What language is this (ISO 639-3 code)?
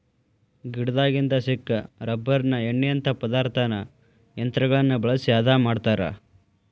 kan